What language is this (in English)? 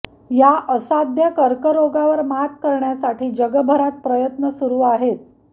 Marathi